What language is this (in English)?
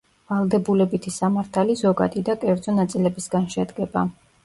Georgian